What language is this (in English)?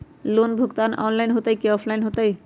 Magahi